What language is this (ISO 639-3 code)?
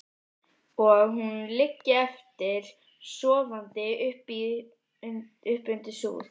isl